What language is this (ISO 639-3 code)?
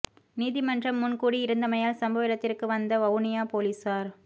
tam